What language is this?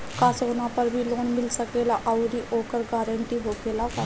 Bhojpuri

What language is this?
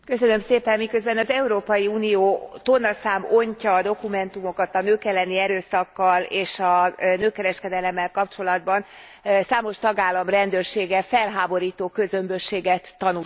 Hungarian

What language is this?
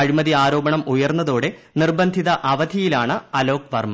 Malayalam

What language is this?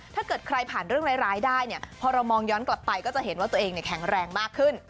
Thai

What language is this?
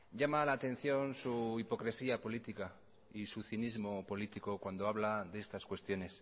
Spanish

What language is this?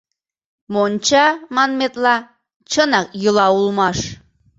Mari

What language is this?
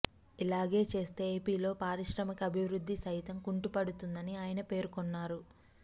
Telugu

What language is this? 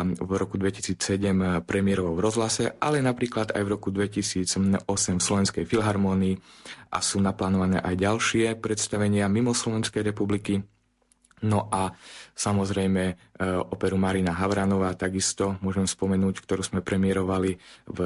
Slovak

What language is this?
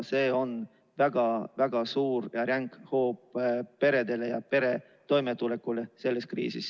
Estonian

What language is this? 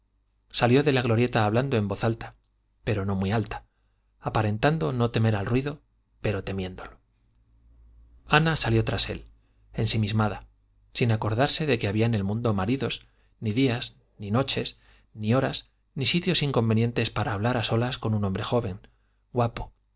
Spanish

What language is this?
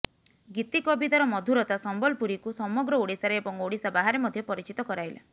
Odia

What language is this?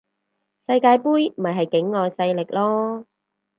Cantonese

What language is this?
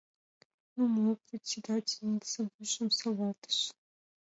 Mari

